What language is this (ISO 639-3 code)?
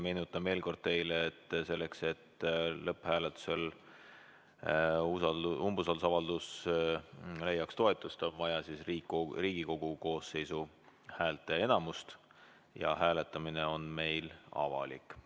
est